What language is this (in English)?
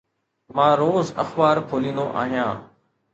Sindhi